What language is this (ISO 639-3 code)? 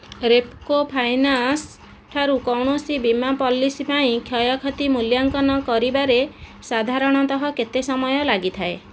ori